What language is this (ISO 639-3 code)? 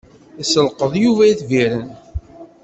kab